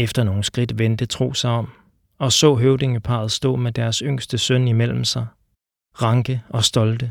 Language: Danish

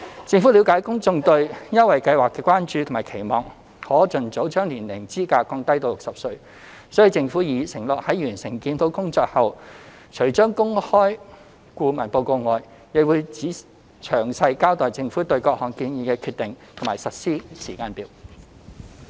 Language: Cantonese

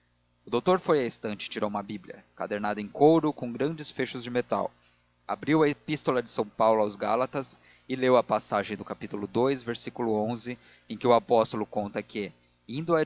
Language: Portuguese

